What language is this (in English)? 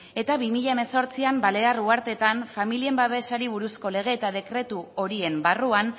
Basque